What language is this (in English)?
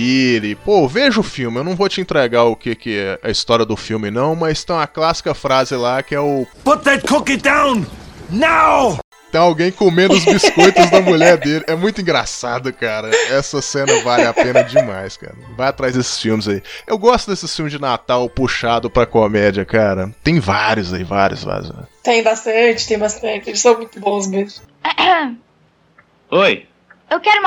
Portuguese